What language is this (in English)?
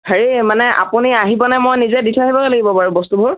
Assamese